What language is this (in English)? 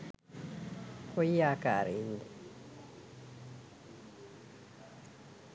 Sinhala